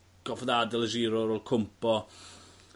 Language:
Welsh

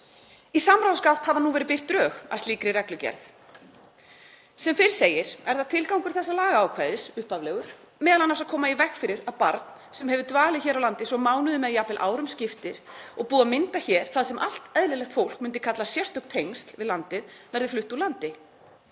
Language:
Icelandic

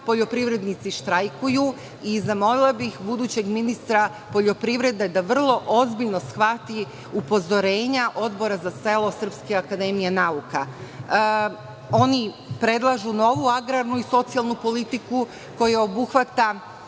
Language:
Serbian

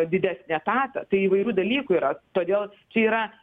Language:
Lithuanian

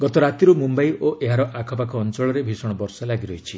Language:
Odia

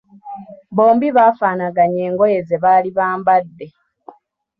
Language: Ganda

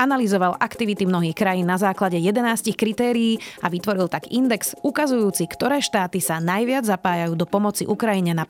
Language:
Slovak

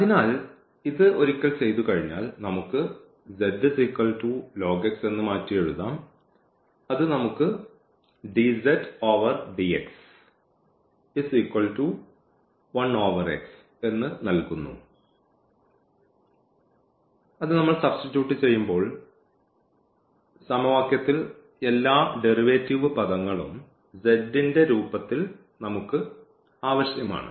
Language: Malayalam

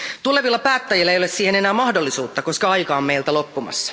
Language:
Finnish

